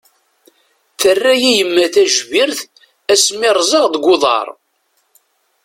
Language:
Kabyle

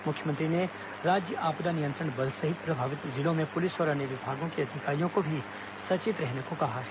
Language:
Hindi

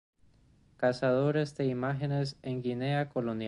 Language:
Spanish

